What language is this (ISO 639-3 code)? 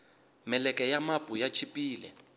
tso